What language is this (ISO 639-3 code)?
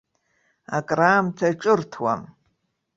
abk